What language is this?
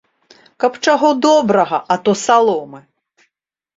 Belarusian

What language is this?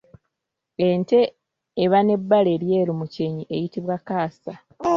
Ganda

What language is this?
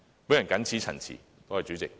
Cantonese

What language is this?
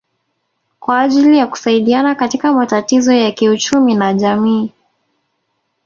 Swahili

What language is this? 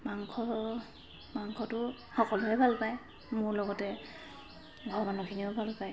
Assamese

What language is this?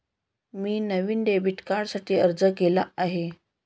Marathi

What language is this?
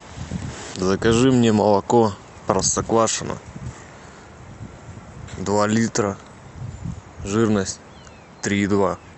Russian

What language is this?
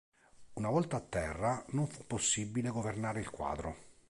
Italian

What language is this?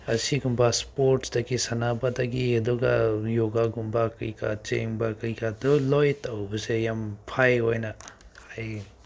Manipuri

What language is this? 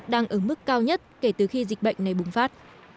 Vietnamese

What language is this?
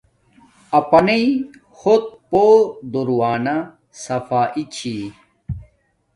Domaaki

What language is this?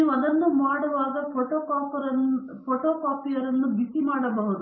Kannada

